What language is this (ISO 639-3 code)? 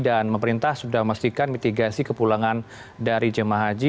ind